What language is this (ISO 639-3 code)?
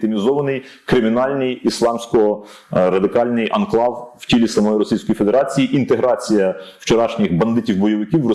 ukr